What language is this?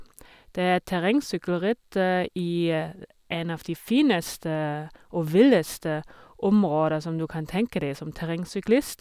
Norwegian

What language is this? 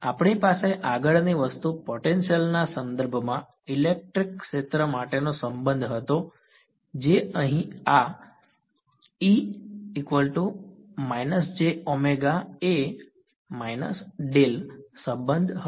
Gujarati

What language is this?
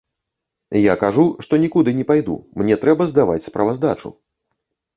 Belarusian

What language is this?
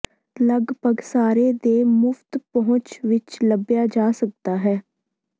Punjabi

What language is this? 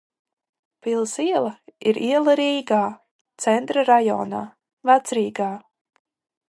Latvian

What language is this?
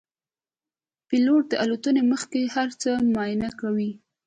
Pashto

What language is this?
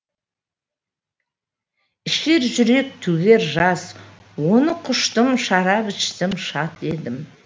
Kazakh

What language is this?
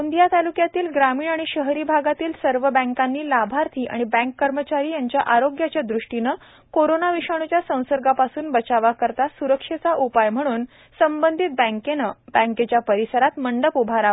Marathi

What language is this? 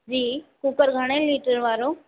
Sindhi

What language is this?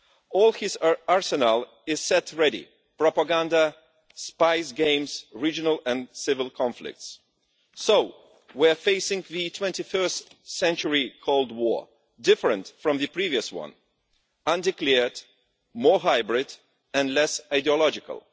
English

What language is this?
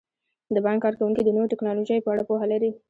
Pashto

